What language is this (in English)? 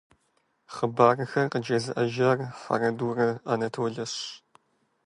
Kabardian